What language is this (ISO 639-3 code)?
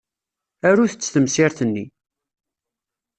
kab